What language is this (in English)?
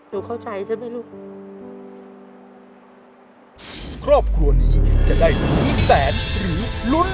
Thai